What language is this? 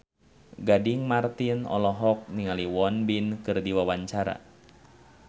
Sundanese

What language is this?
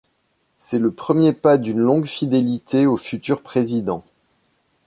French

